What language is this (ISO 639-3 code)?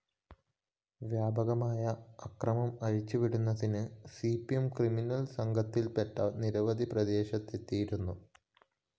mal